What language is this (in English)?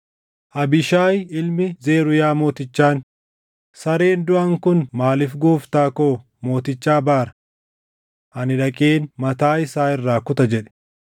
Oromo